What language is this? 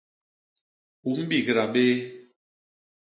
Basaa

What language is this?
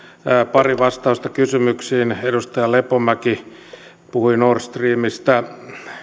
Finnish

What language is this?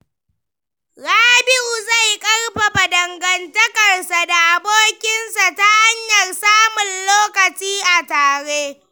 Hausa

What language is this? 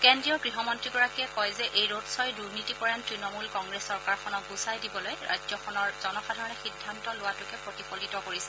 Assamese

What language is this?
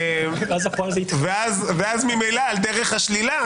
Hebrew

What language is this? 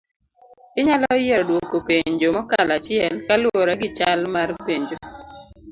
Luo (Kenya and Tanzania)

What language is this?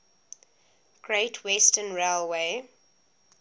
English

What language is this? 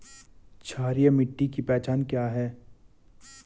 Hindi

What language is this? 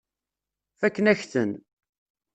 Kabyle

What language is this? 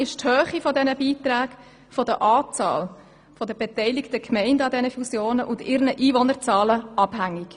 Swiss German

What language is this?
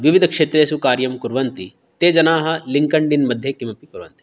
Sanskrit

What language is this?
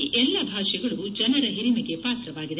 Kannada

